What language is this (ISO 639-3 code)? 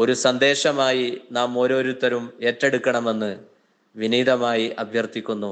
mal